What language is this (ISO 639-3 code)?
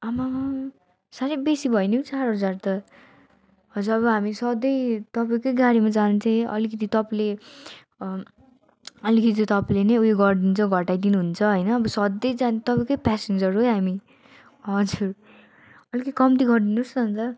nep